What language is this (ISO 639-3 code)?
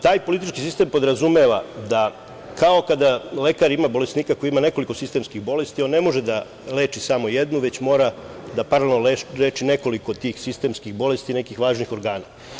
srp